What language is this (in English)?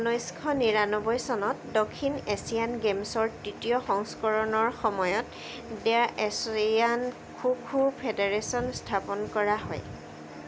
Assamese